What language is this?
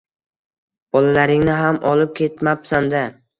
Uzbek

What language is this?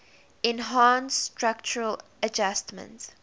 English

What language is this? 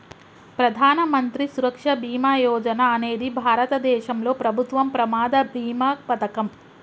Telugu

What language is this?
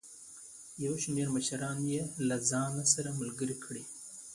Pashto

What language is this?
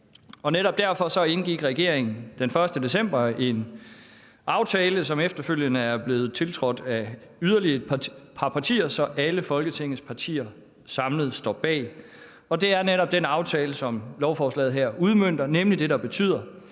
Danish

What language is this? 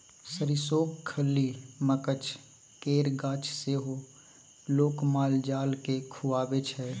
Maithili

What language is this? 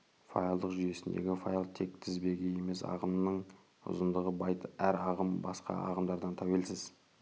Kazakh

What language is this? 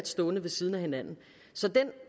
Danish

